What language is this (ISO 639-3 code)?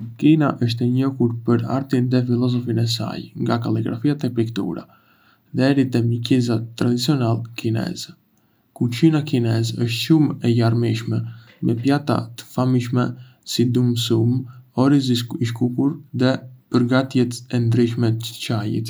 aae